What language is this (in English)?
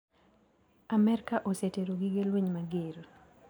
Luo (Kenya and Tanzania)